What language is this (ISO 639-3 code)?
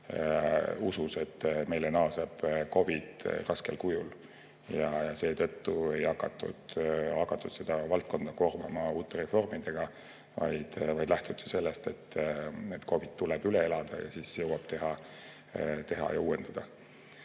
est